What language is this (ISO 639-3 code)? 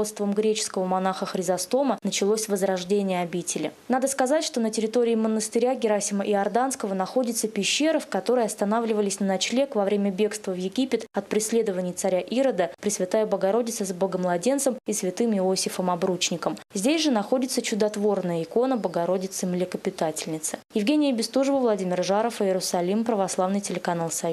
rus